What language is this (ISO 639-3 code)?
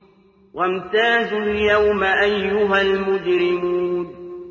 ara